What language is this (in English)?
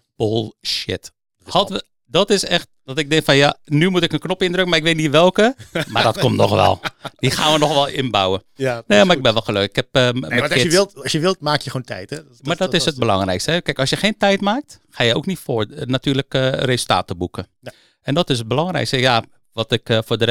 Dutch